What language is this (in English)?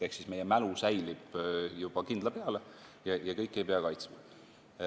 Estonian